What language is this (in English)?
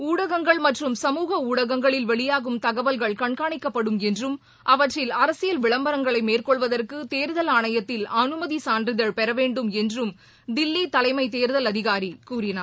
Tamil